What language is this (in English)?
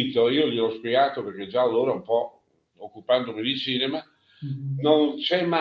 Italian